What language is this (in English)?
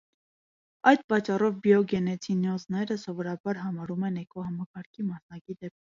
Armenian